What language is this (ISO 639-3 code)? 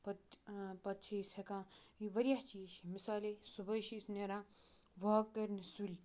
kas